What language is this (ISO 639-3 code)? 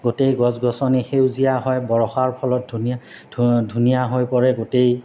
asm